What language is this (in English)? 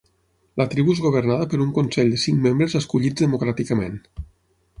Catalan